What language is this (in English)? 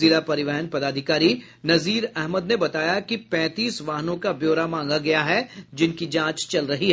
Hindi